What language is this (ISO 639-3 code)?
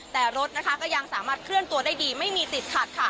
tha